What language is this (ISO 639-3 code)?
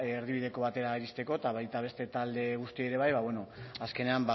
eus